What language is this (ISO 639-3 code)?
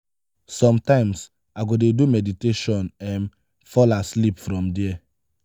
pcm